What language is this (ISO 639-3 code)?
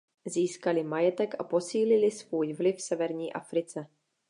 ces